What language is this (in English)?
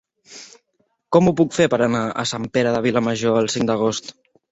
Catalan